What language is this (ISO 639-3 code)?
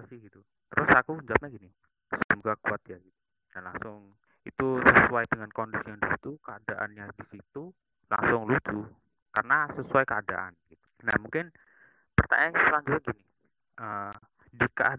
ind